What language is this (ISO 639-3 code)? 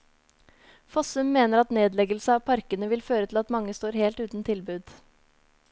nor